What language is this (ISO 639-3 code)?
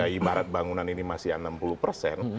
ind